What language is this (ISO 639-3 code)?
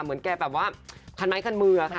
tha